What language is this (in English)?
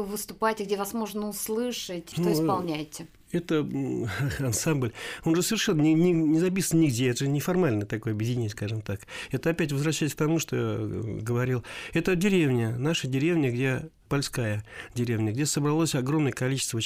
Russian